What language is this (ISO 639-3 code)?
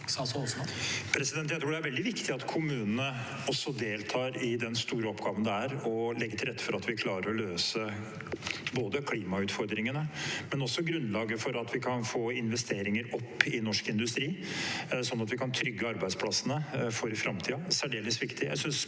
nor